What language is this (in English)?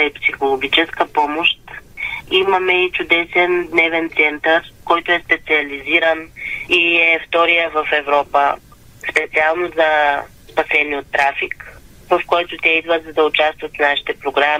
Bulgarian